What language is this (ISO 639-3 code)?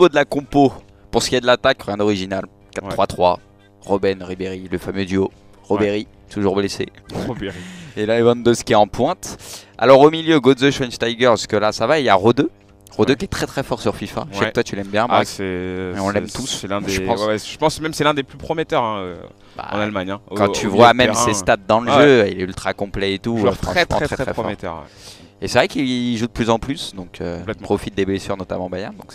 fra